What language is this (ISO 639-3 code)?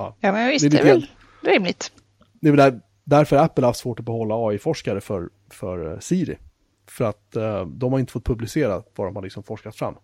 swe